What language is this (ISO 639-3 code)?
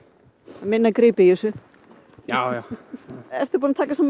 isl